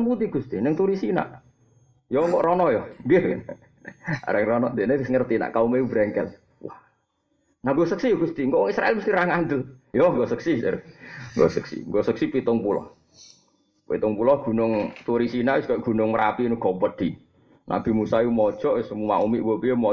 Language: Malay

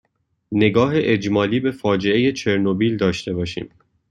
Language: Persian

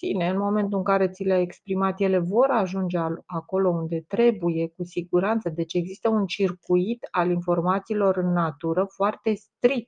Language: Romanian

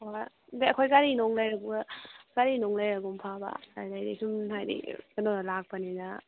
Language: Manipuri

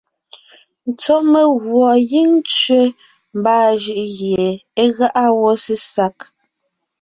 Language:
Ngiemboon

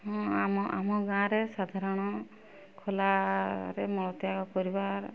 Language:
Odia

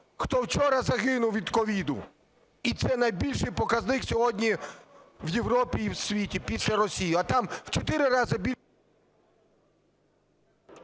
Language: Ukrainian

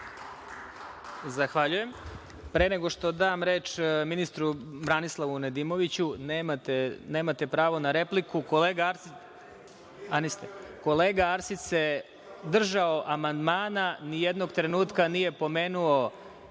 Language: Serbian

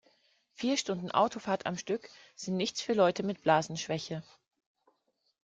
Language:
German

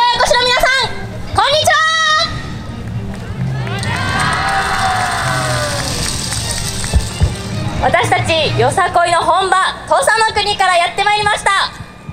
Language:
Japanese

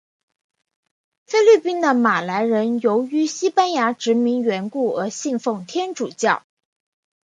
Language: Chinese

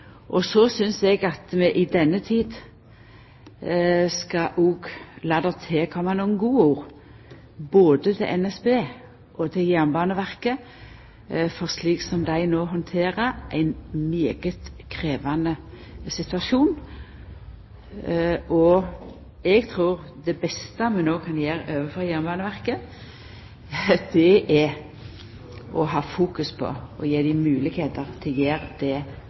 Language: Norwegian Nynorsk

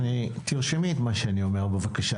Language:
Hebrew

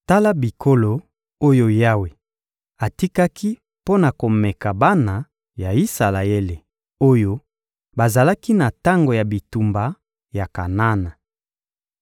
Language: Lingala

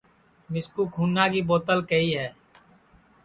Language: Sansi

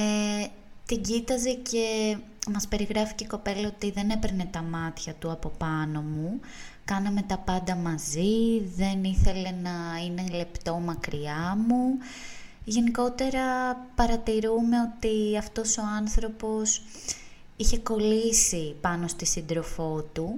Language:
Greek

